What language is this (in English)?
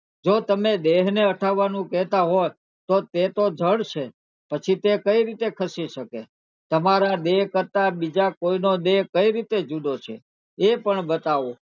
Gujarati